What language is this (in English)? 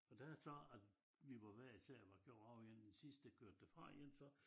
Danish